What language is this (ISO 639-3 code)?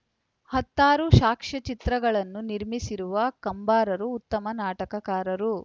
kan